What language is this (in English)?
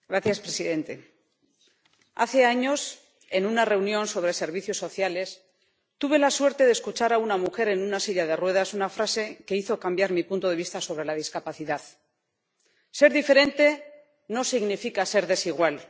Spanish